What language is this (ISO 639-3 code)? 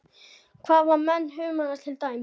isl